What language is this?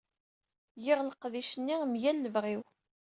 Kabyle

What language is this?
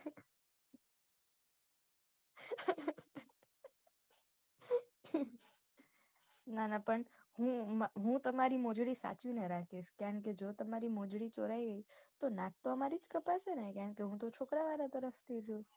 Gujarati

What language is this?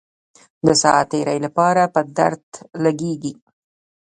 Pashto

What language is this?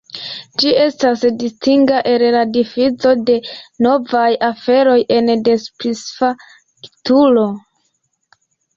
Esperanto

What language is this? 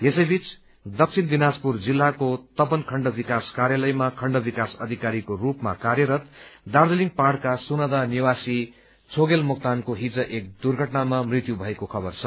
Nepali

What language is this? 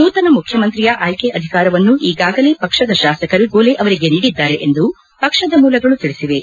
Kannada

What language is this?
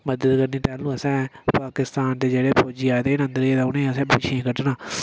Dogri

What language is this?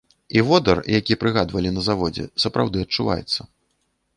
Belarusian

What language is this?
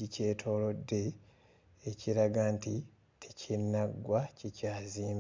Ganda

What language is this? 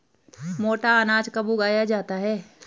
Hindi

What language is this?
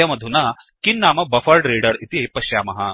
Sanskrit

